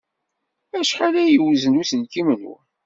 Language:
Kabyle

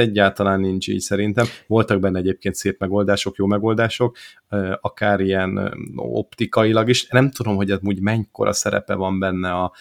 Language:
Hungarian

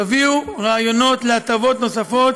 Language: Hebrew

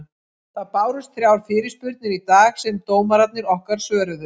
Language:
Icelandic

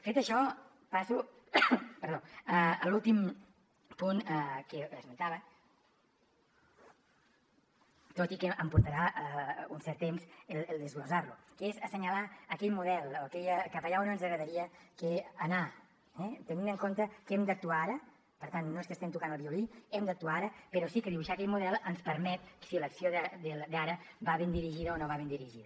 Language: Catalan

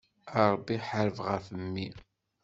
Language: Kabyle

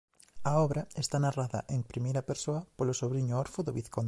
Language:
Galician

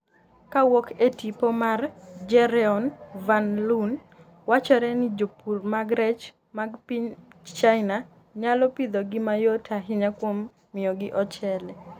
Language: Luo (Kenya and Tanzania)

